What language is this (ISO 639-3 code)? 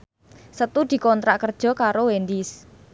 jav